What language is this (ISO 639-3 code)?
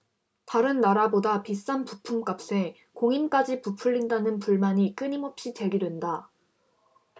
kor